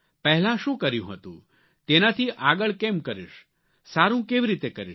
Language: Gujarati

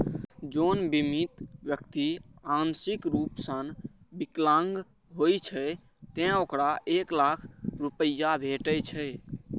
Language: Maithili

